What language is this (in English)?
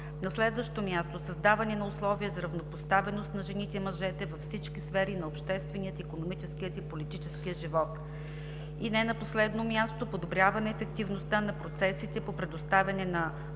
Bulgarian